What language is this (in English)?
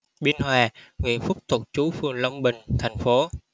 Vietnamese